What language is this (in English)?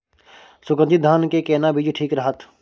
Maithili